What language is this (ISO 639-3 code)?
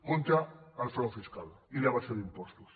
cat